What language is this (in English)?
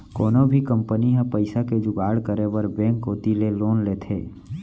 Chhattisgarhi